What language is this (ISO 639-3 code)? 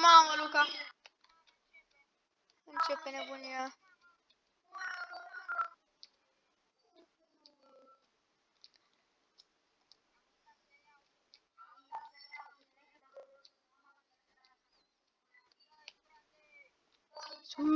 ron